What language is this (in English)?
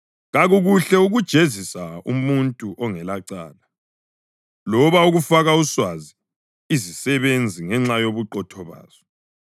North Ndebele